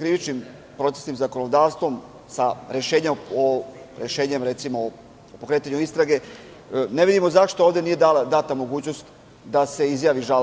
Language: Serbian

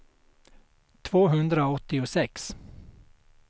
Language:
Swedish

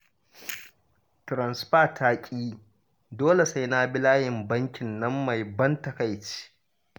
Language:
Hausa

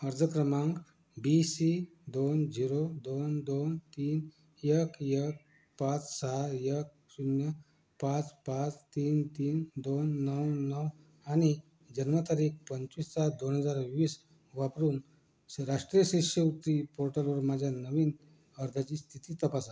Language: Marathi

